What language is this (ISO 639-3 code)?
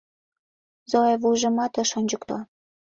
chm